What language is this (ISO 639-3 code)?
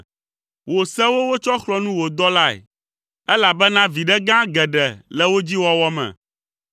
ewe